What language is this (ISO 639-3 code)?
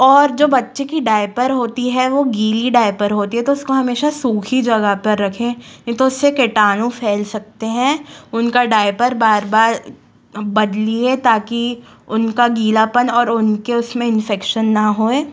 hin